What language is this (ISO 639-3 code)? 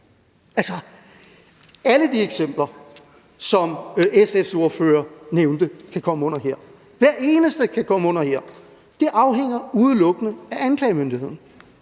dan